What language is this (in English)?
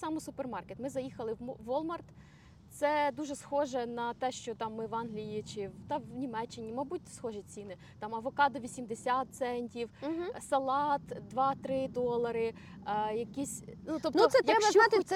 Ukrainian